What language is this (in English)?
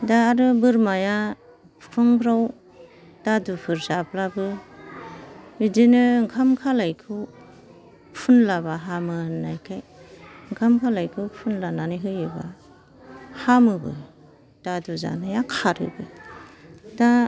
Bodo